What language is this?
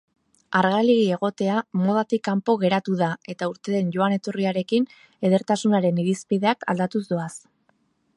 Basque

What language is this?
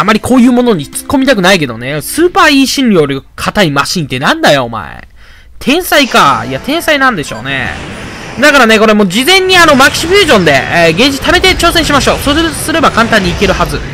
Japanese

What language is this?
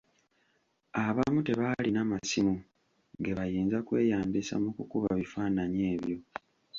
Ganda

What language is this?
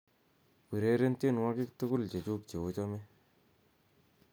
Kalenjin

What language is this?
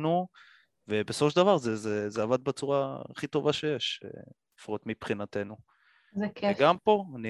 Hebrew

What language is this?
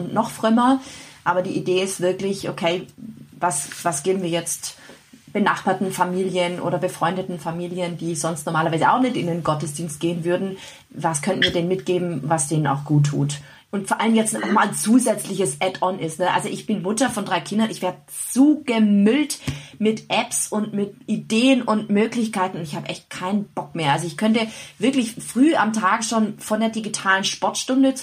German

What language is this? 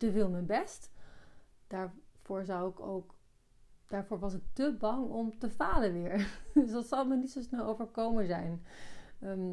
Dutch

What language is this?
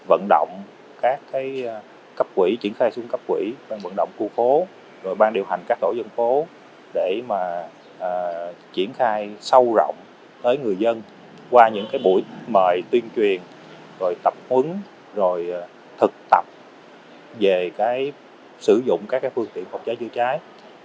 Vietnamese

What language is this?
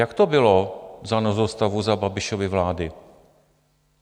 Czech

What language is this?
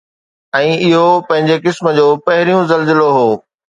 Sindhi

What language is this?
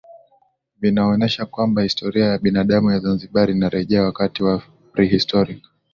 Swahili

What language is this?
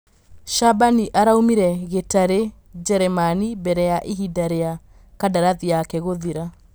Kikuyu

